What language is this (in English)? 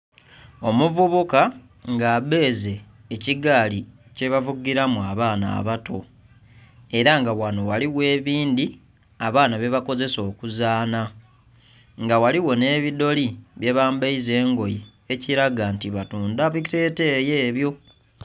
Soga